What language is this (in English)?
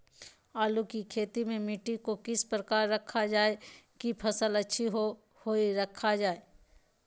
Magahi